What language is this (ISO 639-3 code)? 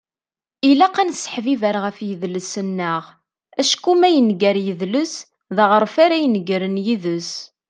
kab